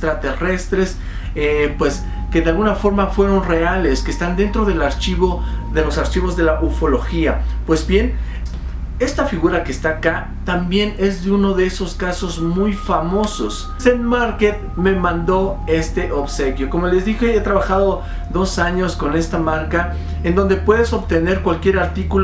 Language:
Spanish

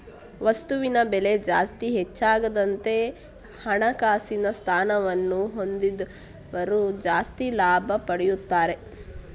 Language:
Kannada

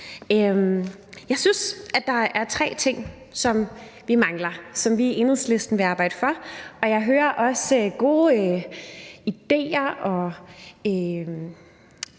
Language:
Danish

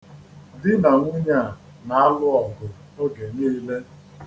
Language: Igbo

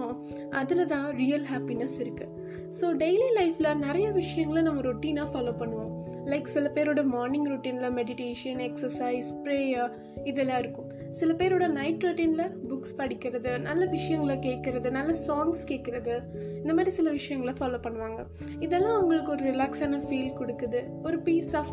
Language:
Tamil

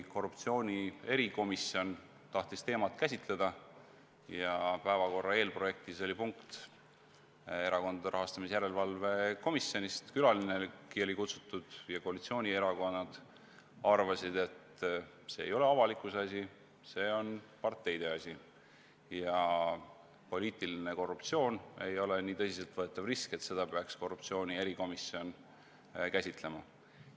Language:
Estonian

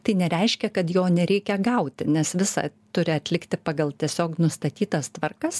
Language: Lithuanian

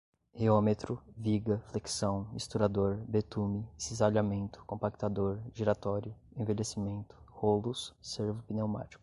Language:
Portuguese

